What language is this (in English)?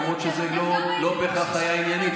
Hebrew